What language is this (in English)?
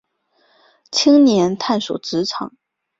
Chinese